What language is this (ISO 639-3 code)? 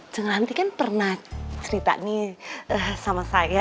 ind